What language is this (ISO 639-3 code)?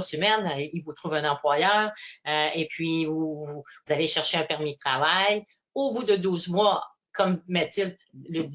fra